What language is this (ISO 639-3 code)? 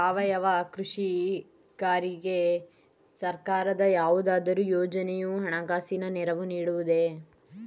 kan